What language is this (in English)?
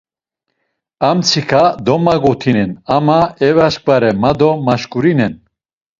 Laz